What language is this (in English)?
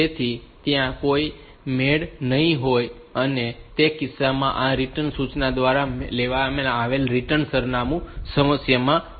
Gujarati